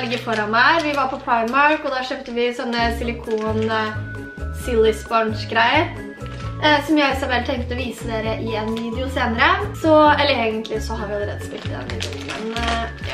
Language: Norwegian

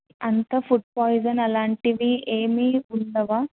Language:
Telugu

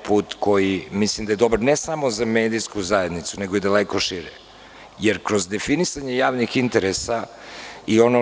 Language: Serbian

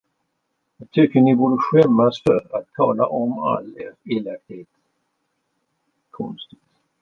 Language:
Swedish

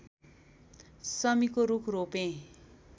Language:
Nepali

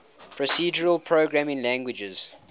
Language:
English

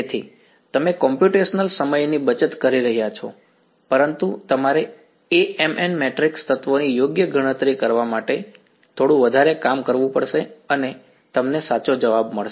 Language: Gujarati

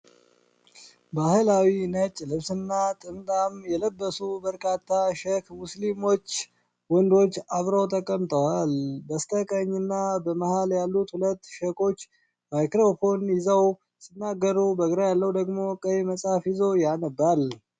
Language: Amharic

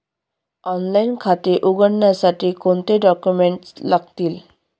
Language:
Marathi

